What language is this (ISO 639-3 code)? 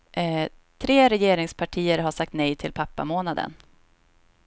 swe